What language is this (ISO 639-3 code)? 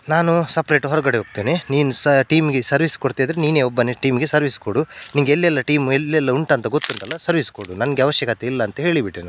kan